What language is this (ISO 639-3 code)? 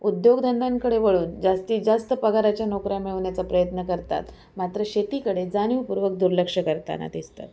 mar